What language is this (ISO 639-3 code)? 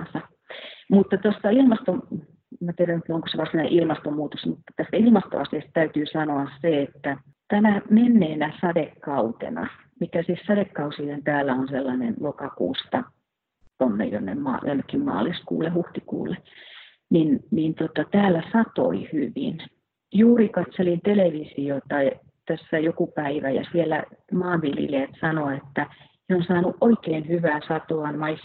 fin